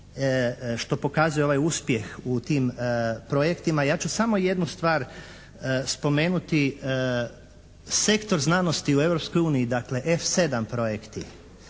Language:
Croatian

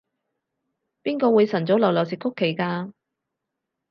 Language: Cantonese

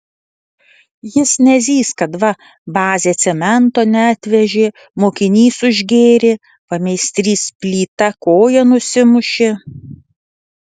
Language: Lithuanian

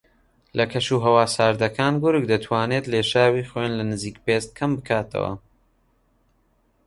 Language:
Central Kurdish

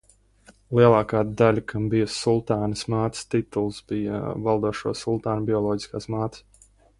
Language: Latvian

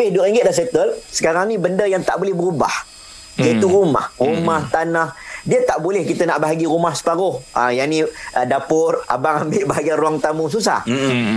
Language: Malay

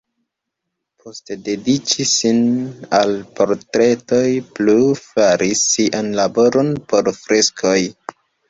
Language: Esperanto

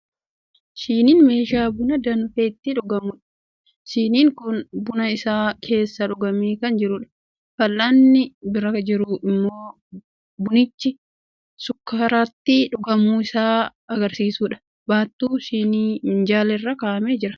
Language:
Oromo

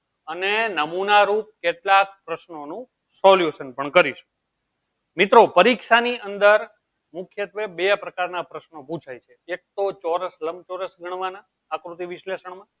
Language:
Gujarati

